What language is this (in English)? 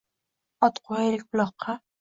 Uzbek